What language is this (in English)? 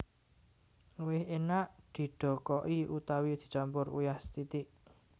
Javanese